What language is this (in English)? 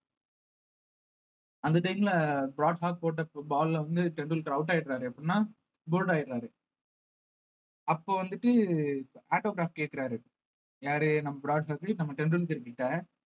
Tamil